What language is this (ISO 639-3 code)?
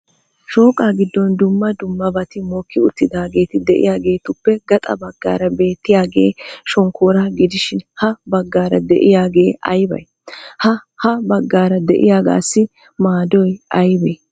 wal